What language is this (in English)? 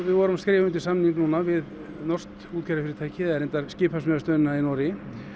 Icelandic